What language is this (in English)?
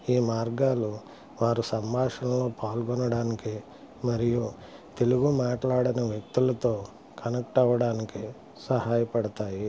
Telugu